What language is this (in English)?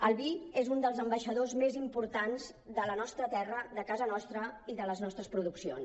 Catalan